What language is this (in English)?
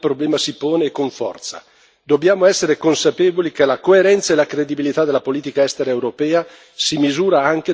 Italian